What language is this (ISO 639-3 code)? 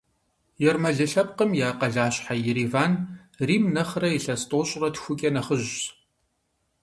kbd